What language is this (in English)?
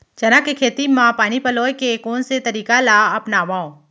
Chhattisgarhi